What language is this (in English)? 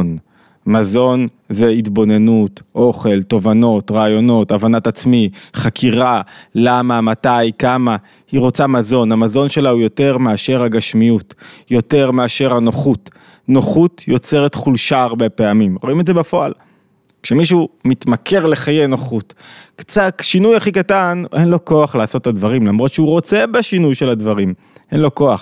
Hebrew